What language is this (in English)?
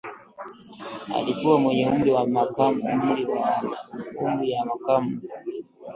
Swahili